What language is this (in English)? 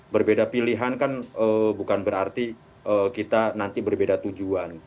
Indonesian